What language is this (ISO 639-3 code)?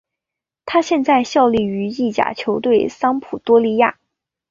zho